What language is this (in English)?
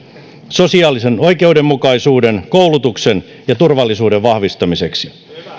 Finnish